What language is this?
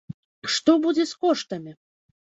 Belarusian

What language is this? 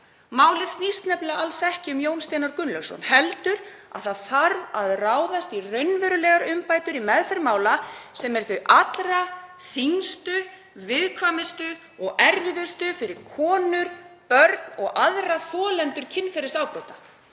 Icelandic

